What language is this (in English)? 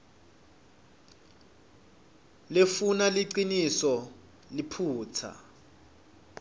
Swati